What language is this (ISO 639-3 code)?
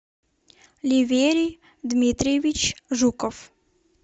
rus